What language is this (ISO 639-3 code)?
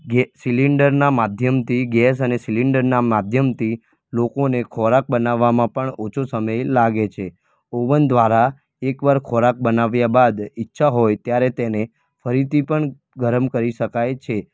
guj